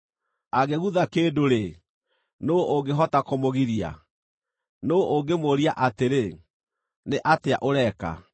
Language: Kikuyu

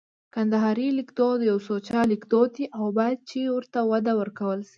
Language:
Pashto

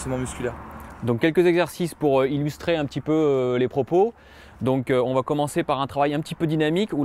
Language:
French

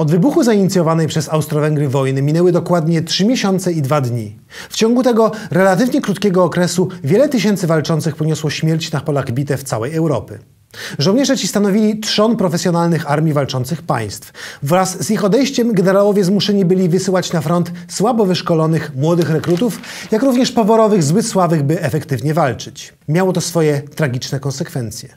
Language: Polish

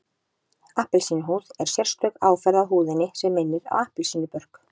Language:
Icelandic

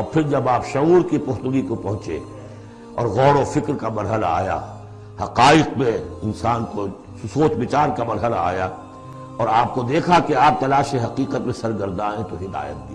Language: Urdu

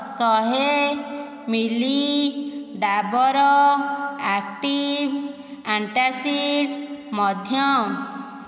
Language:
Odia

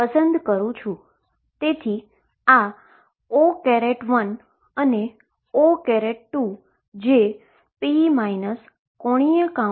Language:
Gujarati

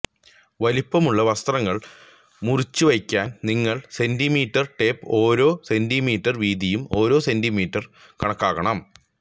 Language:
Malayalam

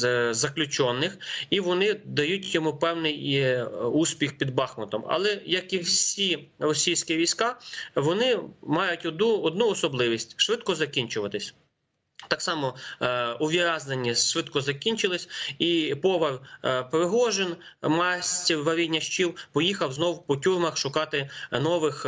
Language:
Ukrainian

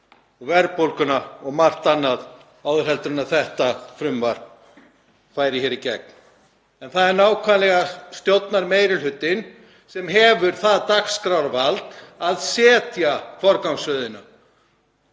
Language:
Icelandic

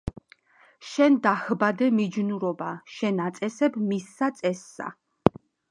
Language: Georgian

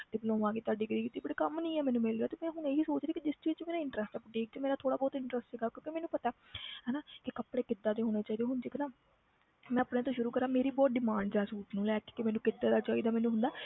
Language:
Punjabi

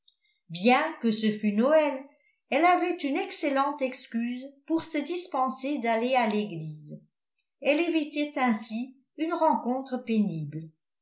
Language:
French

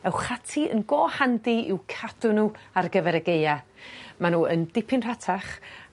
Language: Welsh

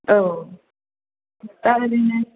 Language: Bodo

